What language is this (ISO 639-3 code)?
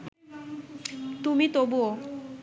ben